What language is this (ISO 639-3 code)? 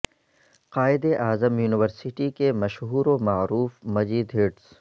urd